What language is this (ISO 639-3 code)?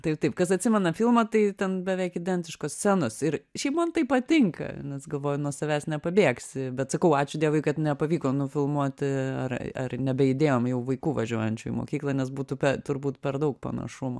lit